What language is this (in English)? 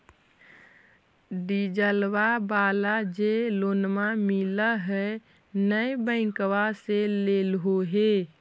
Magahi